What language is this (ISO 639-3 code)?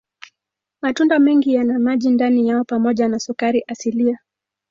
swa